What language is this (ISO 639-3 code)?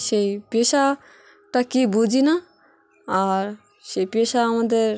ben